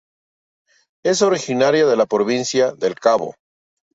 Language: Spanish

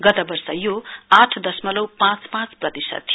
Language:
Nepali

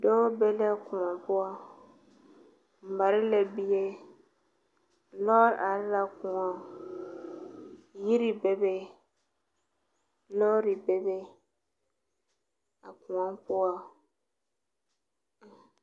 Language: Southern Dagaare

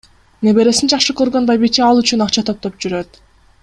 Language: Kyrgyz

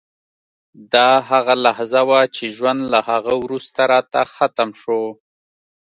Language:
Pashto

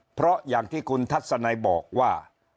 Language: Thai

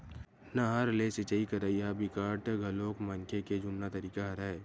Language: Chhattisgarhi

